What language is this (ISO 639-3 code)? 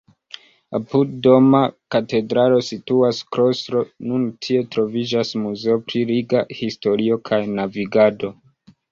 epo